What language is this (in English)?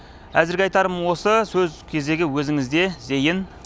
Kazakh